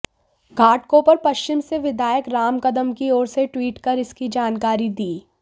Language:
Hindi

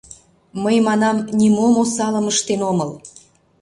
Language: Mari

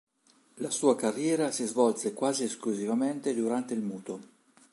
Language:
Italian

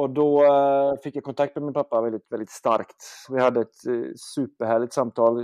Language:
Swedish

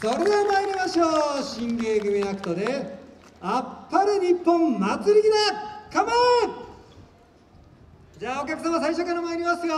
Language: Japanese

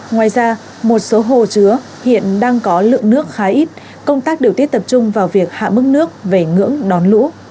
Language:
Vietnamese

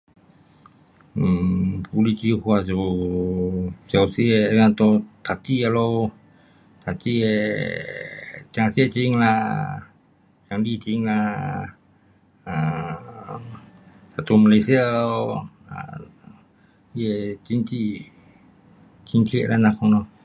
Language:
Pu-Xian Chinese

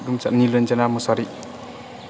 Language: Bodo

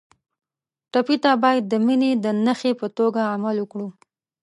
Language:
Pashto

